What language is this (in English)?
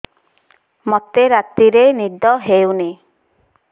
Odia